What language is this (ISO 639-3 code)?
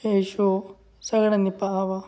mar